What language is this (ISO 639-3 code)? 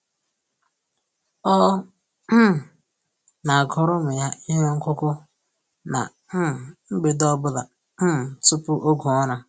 ibo